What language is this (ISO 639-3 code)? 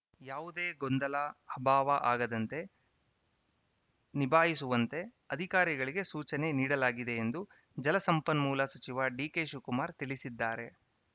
kan